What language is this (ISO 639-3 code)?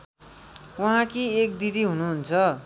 nep